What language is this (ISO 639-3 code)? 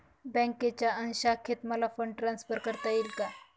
mar